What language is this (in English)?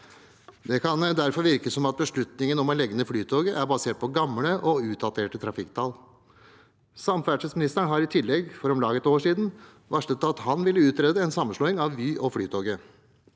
Norwegian